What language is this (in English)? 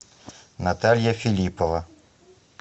Russian